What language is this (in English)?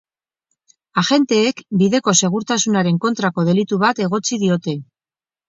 Basque